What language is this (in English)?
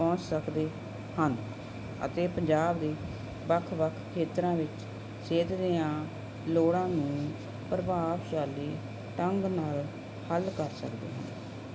Punjabi